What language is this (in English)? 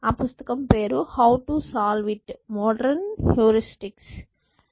Telugu